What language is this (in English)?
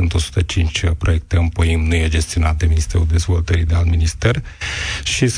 Romanian